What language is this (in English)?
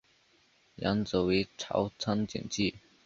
Chinese